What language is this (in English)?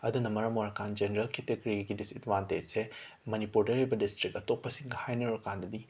Manipuri